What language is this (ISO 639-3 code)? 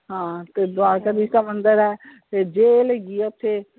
pan